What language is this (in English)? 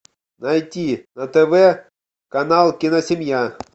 Russian